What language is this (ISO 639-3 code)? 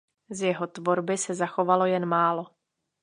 ces